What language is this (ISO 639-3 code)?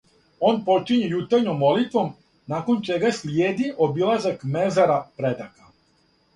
srp